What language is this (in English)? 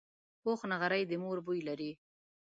Pashto